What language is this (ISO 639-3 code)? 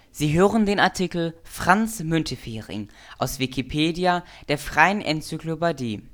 deu